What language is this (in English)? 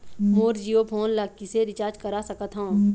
Chhattisgarhi